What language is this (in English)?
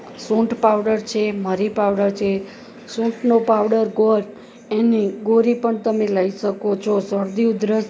Gujarati